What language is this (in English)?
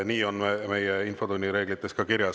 Estonian